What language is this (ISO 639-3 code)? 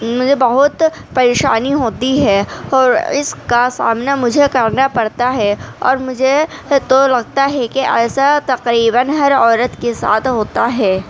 urd